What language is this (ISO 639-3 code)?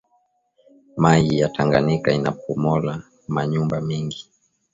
swa